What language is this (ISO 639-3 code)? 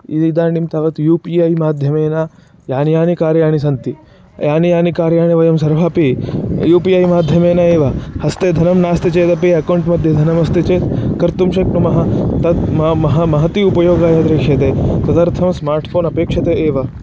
san